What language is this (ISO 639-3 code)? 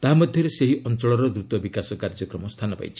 ori